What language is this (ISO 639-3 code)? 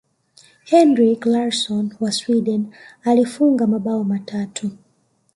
swa